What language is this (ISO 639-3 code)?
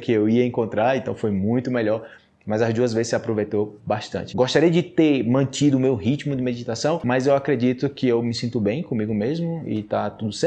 por